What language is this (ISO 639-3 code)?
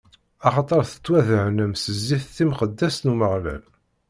kab